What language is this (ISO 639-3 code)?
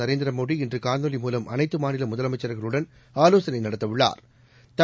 tam